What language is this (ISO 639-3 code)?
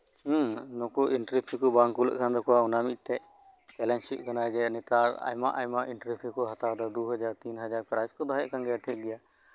sat